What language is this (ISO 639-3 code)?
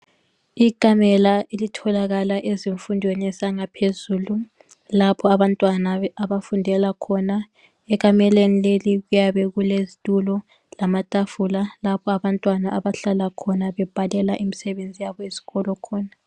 nde